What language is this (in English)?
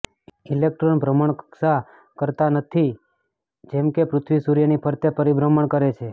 Gujarati